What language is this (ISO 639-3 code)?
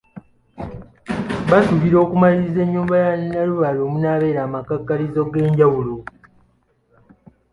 lug